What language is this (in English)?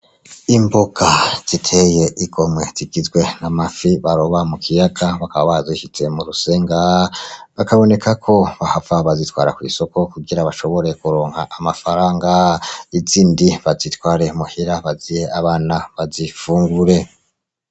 Rundi